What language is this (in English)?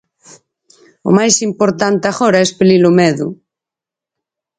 Galician